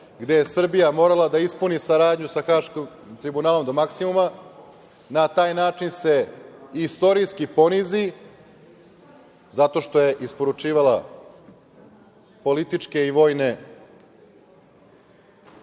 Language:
Serbian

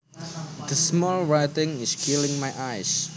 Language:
Javanese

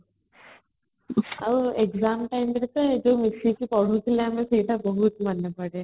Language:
Odia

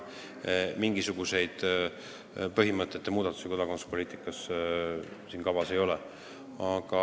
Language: Estonian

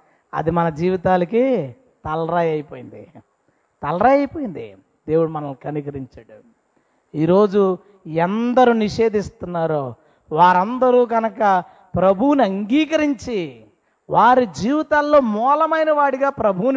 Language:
Telugu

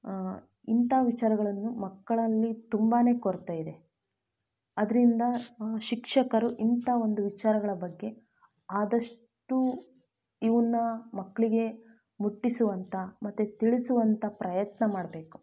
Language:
Kannada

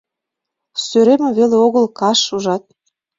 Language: Mari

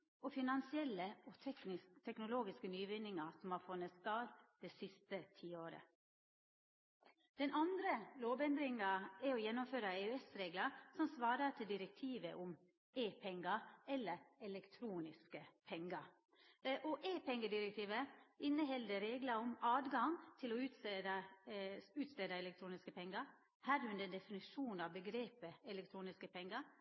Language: Norwegian Nynorsk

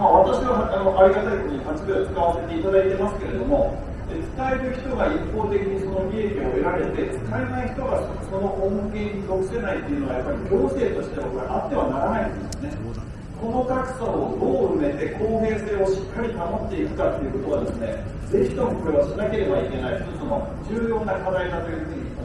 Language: Japanese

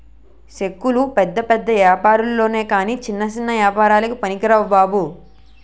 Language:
Telugu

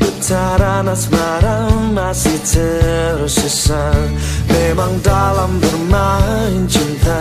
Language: Malay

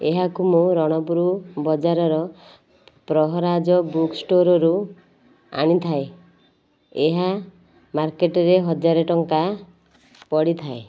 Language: Odia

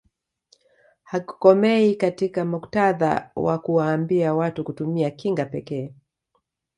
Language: Swahili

